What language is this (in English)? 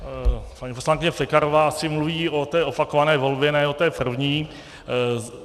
Czech